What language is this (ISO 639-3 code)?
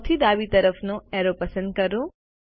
guj